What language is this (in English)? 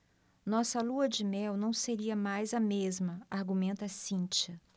Portuguese